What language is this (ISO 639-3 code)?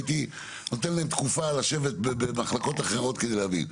heb